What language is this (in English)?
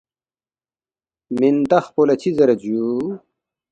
Balti